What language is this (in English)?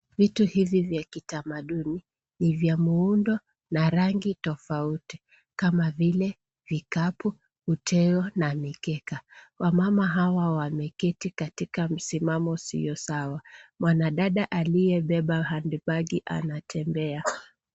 Swahili